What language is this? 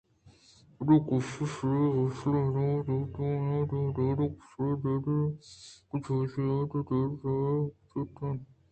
Eastern Balochi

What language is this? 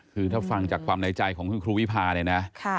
Thai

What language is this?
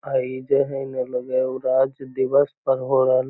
Magahi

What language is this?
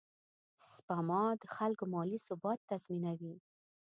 Pashto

